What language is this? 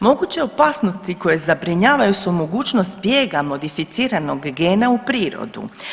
Croatian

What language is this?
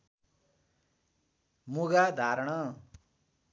Nepali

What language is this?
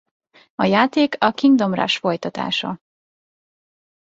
Hungarian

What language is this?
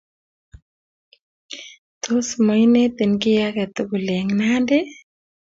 Kalenjin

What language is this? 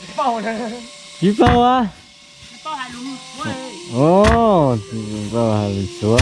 Vietnamese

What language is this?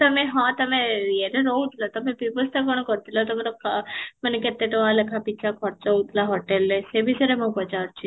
Odia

